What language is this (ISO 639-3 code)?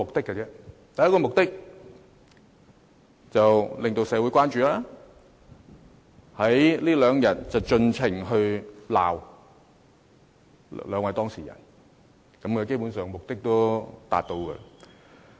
yue